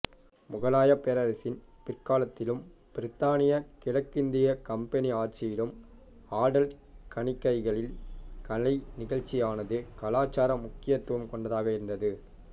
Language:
Tamil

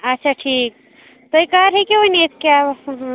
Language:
Kashmiri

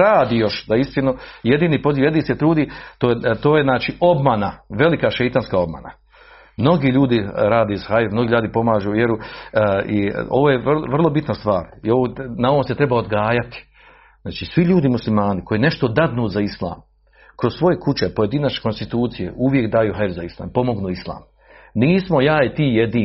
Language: Croatian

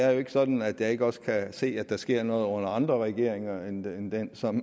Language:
Danish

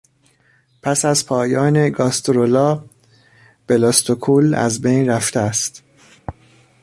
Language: Persian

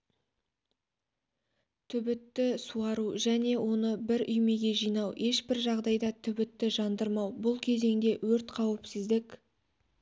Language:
Kazakh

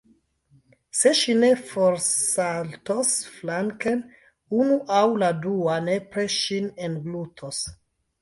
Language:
Esperanto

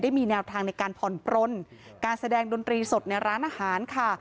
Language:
Thai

